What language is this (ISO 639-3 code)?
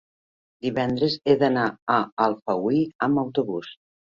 cat